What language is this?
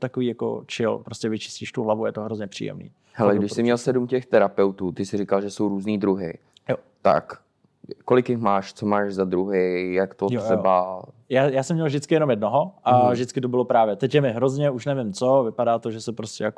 Czech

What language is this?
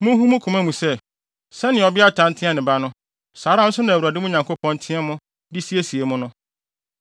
Akan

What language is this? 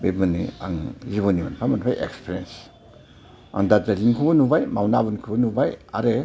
Bodo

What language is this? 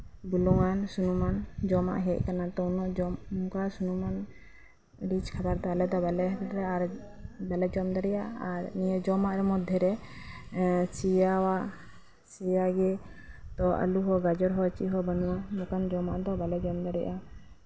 Santali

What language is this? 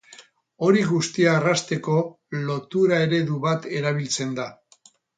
Basque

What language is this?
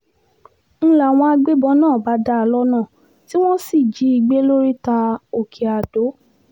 Yoruba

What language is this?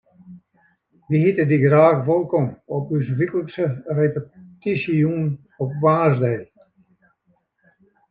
Western Frisian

